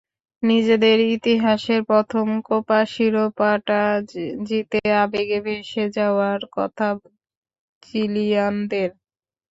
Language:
Bangla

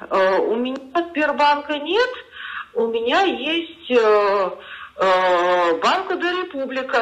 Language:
Russian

